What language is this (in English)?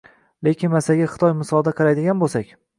Uzbek